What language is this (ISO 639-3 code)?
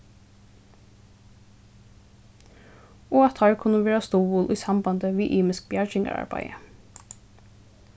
fao